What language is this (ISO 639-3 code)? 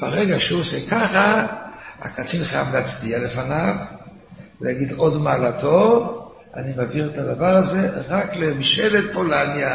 heb